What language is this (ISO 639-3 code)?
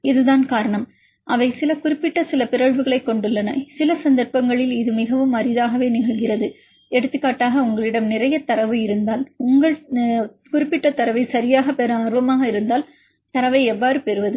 tam